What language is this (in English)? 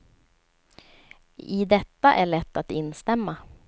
Swedish